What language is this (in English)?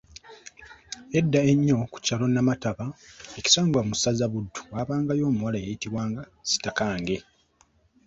Ganda